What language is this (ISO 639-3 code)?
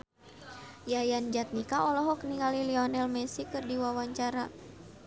sun